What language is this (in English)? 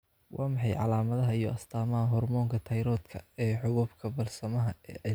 Somali